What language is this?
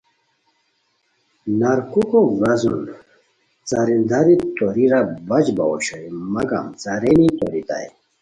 Khowar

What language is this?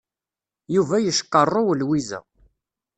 Kabyle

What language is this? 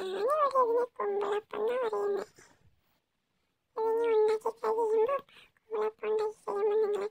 Indonesian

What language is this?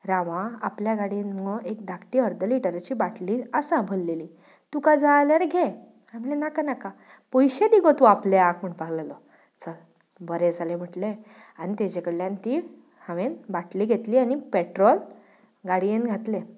Konkani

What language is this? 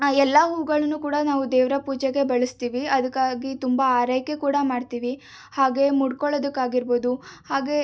Kannada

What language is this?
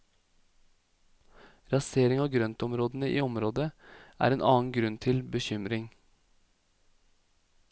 Norwegian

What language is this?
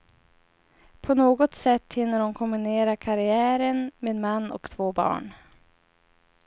Swedish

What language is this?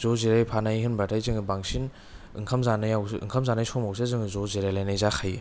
Bodo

